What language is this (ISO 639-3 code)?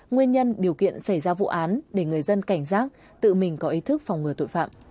vie